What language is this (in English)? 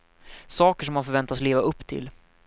Swedish